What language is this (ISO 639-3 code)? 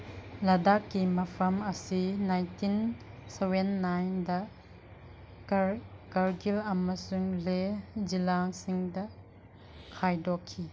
mni